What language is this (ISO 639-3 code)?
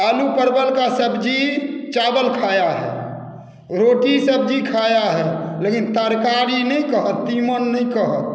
mai